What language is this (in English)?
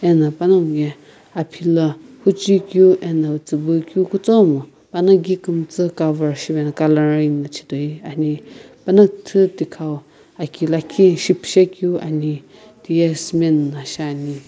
Sumi Naga